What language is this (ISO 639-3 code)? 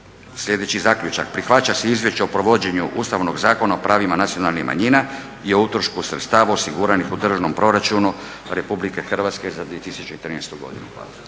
hrv